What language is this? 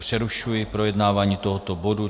Czech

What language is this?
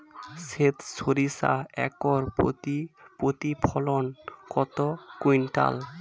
Bangla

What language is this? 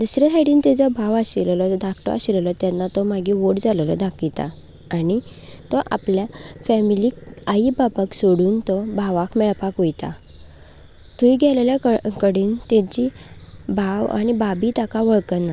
Konkani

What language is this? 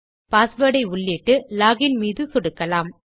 Tamil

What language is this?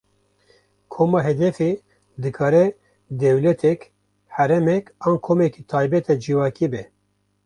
Kurdish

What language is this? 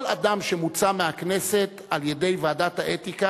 Hebrew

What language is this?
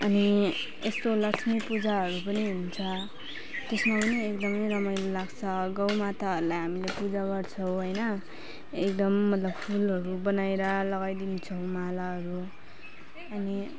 Nepali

